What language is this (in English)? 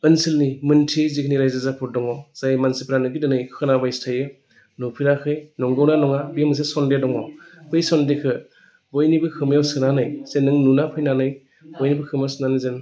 Bodo